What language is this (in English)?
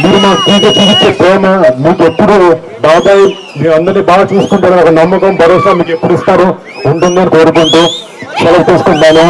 Telugu